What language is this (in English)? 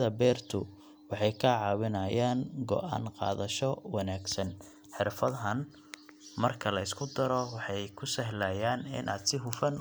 Somali